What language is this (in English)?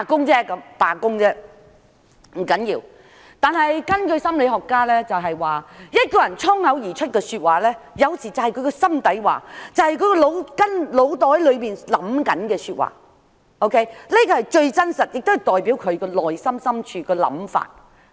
Cantonese